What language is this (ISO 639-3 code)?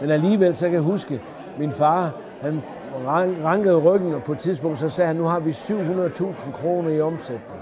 dan